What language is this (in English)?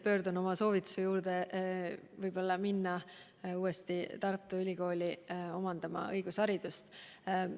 Estonian